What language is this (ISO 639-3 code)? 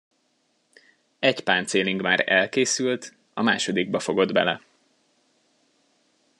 hun